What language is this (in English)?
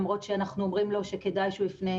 Hebrew